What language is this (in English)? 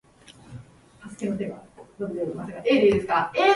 Japanese